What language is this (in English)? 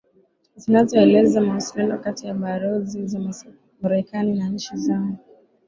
Swahili